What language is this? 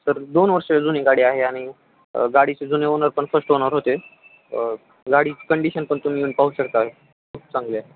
Marathi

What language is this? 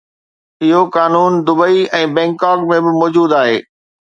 Sindhi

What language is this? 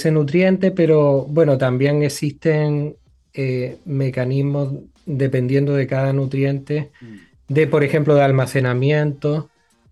Spanish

